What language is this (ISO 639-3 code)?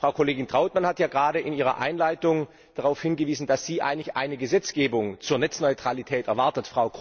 deu